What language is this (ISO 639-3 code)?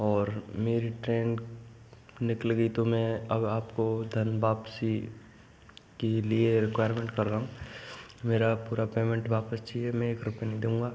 hin